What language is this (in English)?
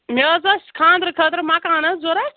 Kashmiri